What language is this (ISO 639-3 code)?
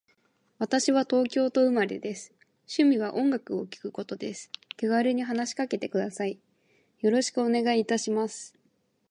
jpn